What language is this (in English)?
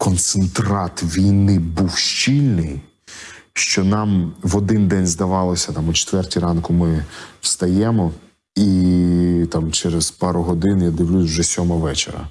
Ukrainian